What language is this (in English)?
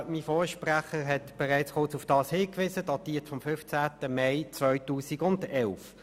Swiss German